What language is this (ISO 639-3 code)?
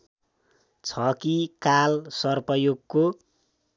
nep